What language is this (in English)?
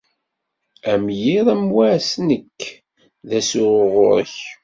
Kabyle